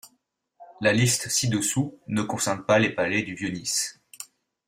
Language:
French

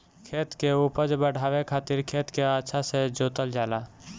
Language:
Bhojpuri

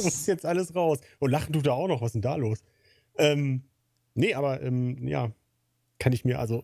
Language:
German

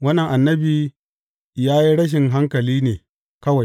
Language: Hausa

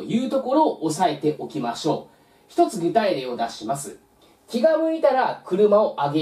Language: Japanese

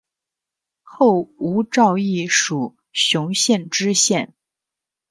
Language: Chinese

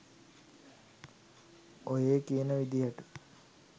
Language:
Sinhala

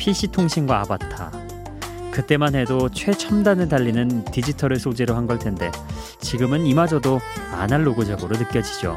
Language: Korean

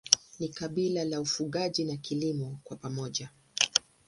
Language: Swahili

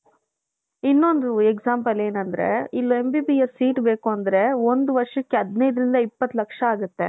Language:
Kannada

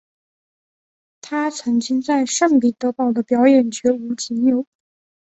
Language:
Chinese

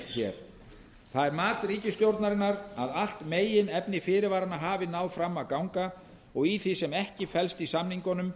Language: Icelandic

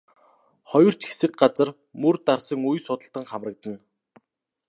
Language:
Mongolian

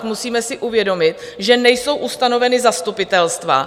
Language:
Czech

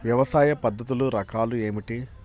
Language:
Telugu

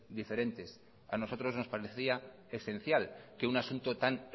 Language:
Spanish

